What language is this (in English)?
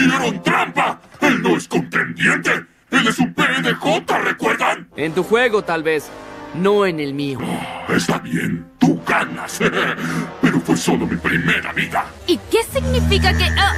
Spanish